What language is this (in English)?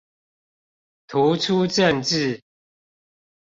Chinese